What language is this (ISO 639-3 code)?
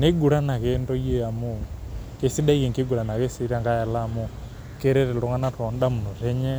mas